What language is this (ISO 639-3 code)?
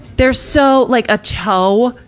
eng